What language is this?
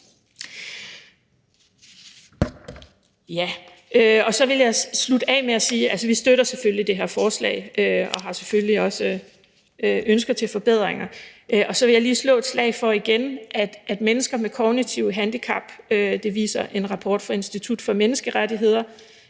Danish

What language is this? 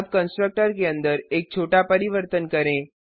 Hindi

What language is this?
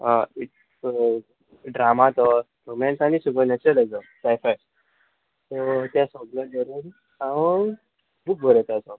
Konkani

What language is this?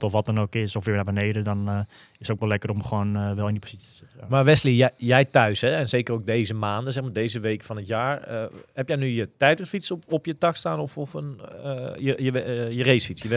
Dutch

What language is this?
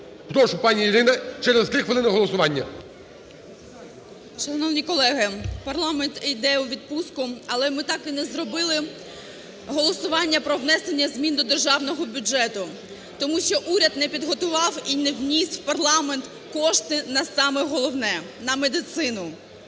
Ukrainian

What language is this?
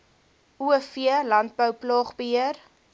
Afrikaans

